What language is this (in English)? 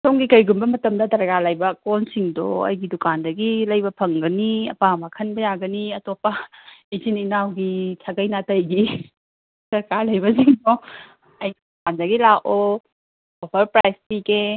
Manipuri